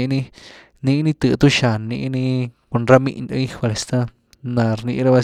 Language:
Güilá Zapotec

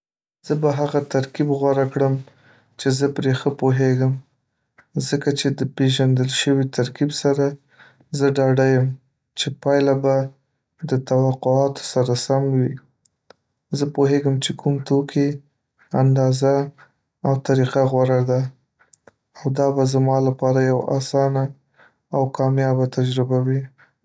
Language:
Pashto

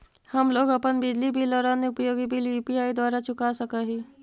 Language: Magahi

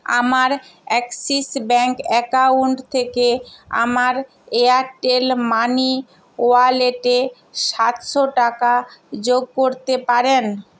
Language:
Bangla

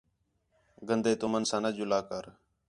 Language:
Khetrani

